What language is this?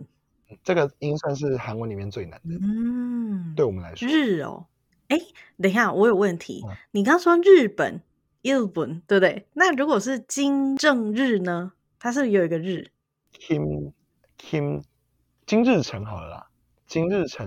Chinese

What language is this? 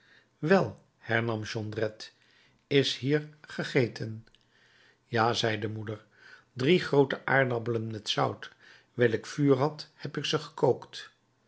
Dutch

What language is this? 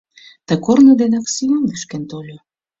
Mari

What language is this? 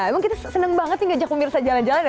Indonesian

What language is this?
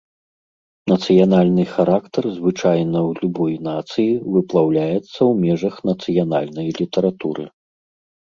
Belarusian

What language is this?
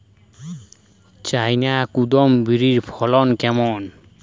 Bangla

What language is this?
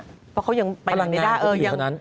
Thai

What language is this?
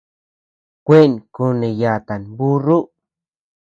Tepeuxila Cuicatec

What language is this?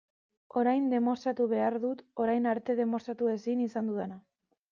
Basque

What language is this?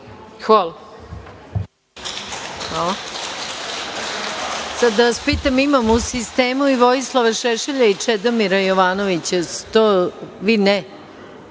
Serbian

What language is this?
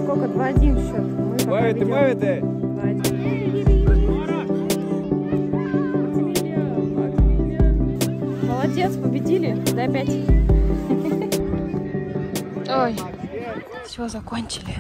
Russian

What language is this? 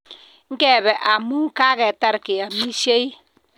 Kalenjin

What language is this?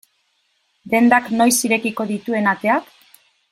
Basque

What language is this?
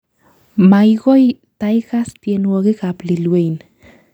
Kalenjin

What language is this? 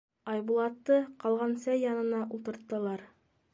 Bashkir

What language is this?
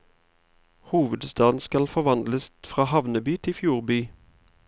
Norwegian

